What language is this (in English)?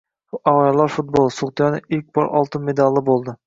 Uzbek